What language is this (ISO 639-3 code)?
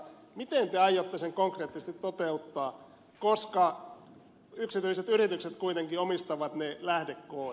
fin